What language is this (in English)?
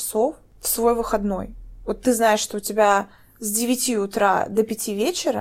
Russian